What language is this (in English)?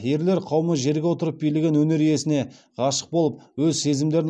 Kazakh